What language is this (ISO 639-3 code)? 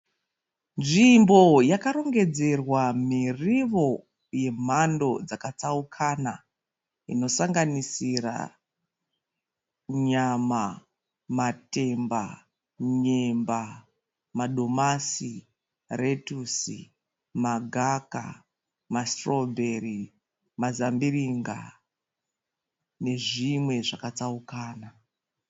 sna